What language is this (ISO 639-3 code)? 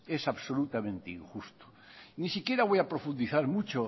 spa